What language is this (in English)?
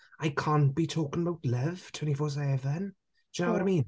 Welsh